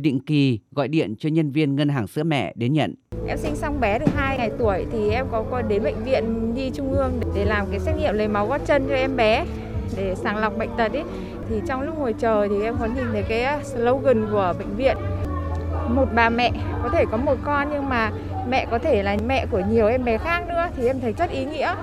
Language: Vietnamese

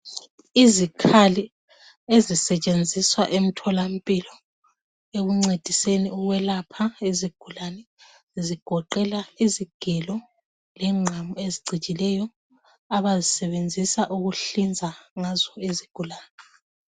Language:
North Ndebele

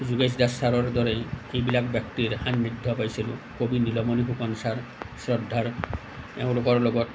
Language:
Assamese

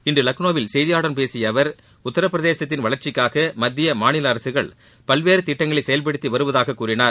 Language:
Tamil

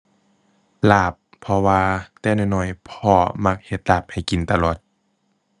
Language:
Thai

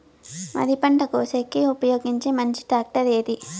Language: Telugu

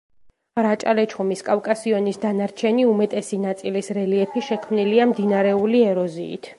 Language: Georgian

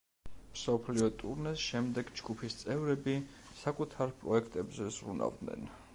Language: Georgian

